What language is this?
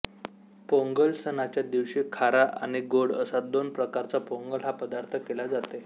Marathi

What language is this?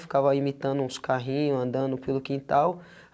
Portuguese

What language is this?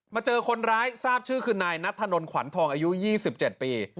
Thai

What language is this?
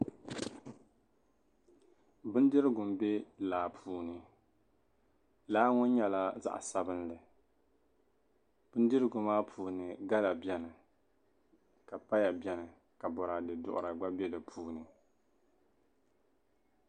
Dagbani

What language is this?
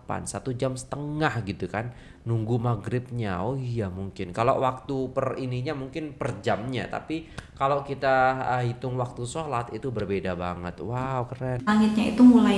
Indonesian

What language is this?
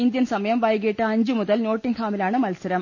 Malayalam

